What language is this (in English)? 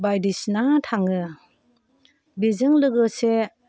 Bodo